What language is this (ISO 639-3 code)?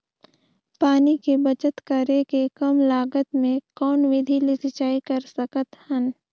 hne